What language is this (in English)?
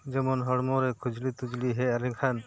Santali